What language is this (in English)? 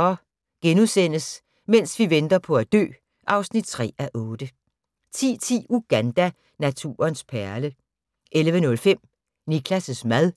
Danish